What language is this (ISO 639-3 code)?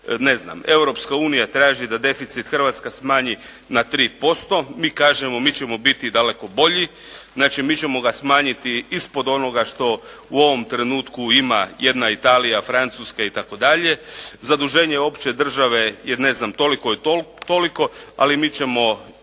hrv